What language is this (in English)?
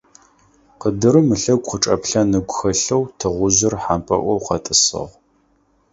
Adyghe